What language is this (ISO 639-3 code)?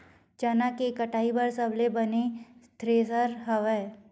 hne